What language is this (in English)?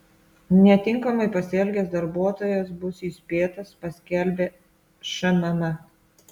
Lithuanian